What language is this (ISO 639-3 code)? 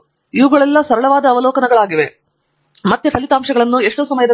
kan